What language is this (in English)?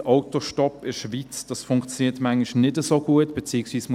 Swiss German